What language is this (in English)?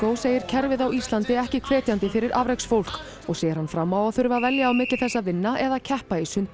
Icelandic